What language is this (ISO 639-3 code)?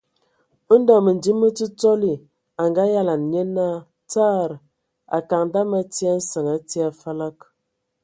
ewo